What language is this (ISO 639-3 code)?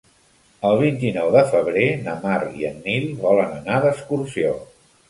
cat